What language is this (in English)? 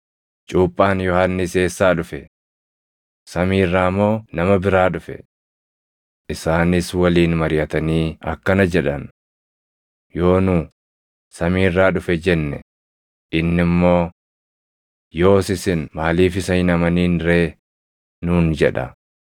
Oromo